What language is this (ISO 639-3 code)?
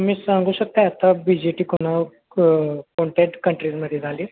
mar